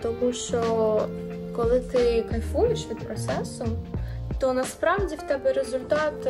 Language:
Ukrainian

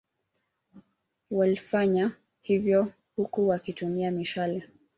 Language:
Swahili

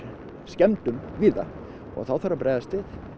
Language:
Icelandic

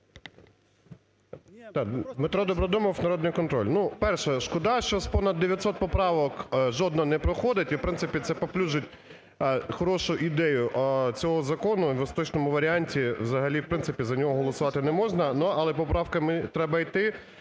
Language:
Ukrainian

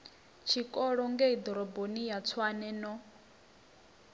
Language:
Venda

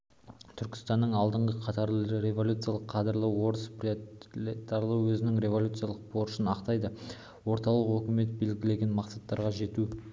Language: Kazakh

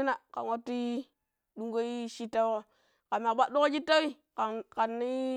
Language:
Pero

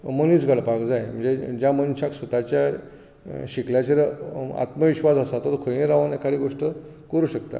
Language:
Konkani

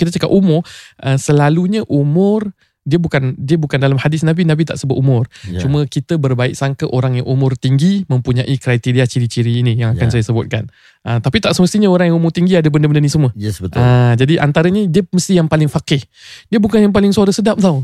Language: Malay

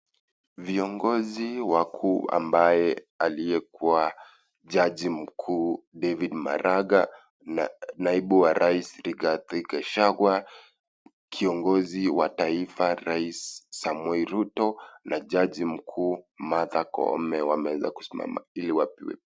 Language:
Swahili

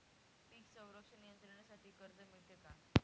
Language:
Marathi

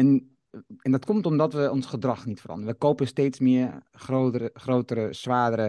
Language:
Dutch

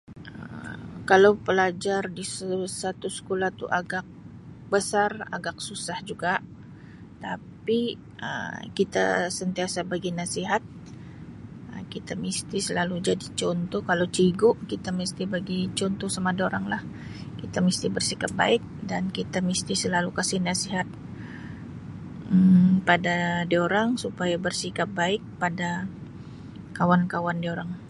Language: Sabah Malay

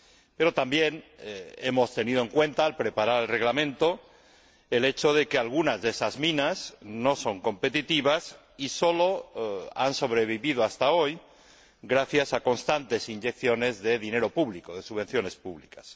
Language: Spanish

